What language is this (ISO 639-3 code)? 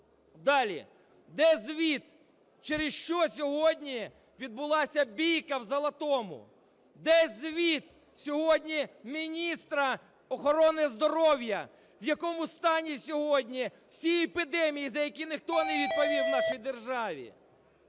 ukr